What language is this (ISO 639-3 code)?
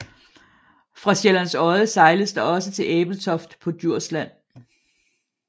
dan